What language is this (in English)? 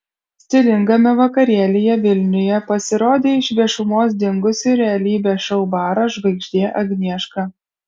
Lithuanian